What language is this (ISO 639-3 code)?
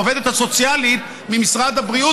heb